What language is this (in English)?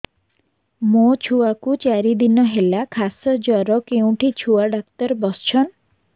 Odia